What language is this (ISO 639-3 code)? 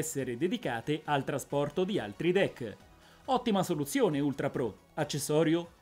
ita